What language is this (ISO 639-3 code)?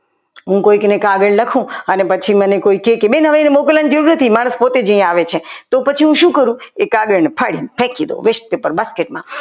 guj